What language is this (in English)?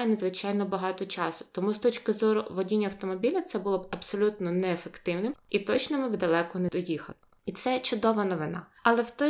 Ukrainian